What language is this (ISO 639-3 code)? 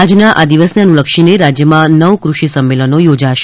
guj